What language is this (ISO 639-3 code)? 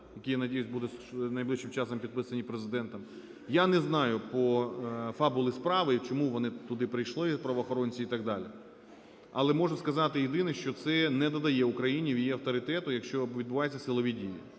ukr